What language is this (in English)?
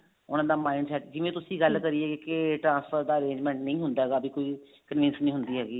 Punjabi